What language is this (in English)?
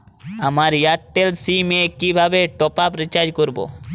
Bangla